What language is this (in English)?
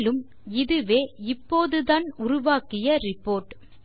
Tamil